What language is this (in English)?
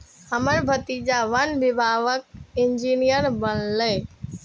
Maithili